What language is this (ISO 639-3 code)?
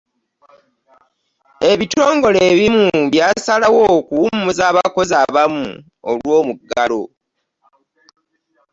lug